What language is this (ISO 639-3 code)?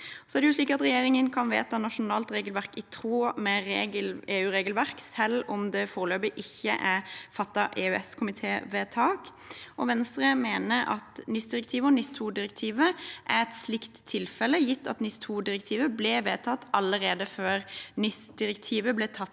nor